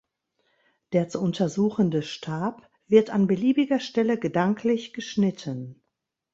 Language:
German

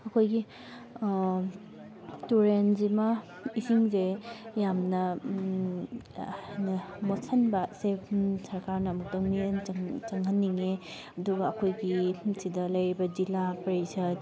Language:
Manipuri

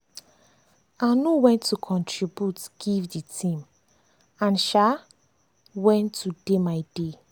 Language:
Nigerian Pidgin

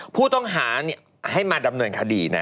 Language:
Thai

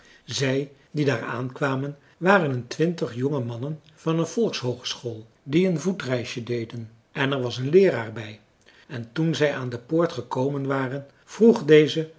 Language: Dutch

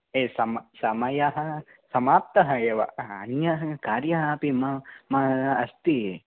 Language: Sanskrit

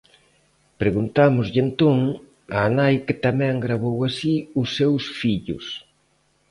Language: Galician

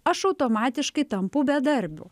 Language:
Lithuanian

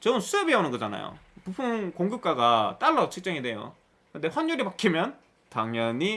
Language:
Korean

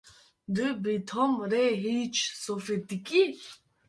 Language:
Kurdish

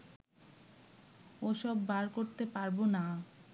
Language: Bangla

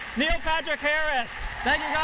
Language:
English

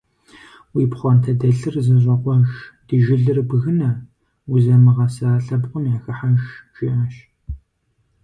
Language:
Kabardian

